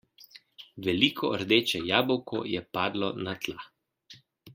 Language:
Slovenian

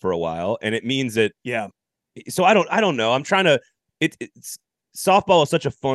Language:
English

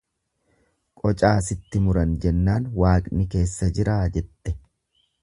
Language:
Oromo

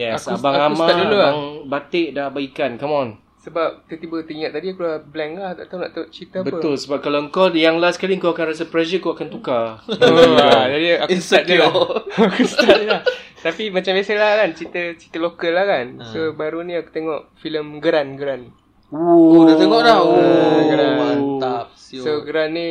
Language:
Malay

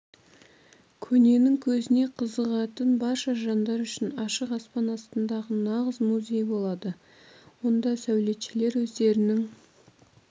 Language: Kazakh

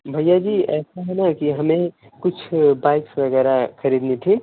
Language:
Hindi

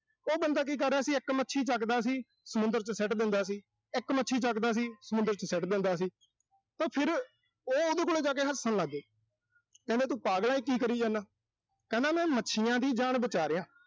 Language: Punjabi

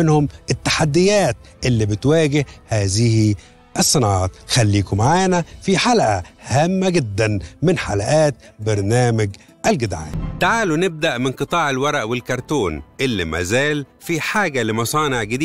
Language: Arabic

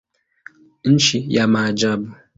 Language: Swahili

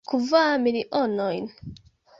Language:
Esperanto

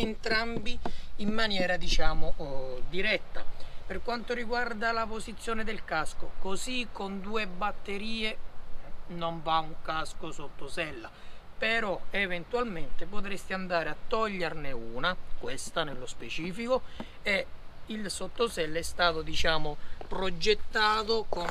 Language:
Italian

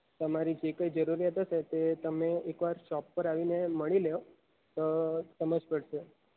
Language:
Gujarati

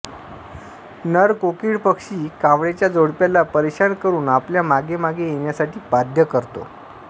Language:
Marathi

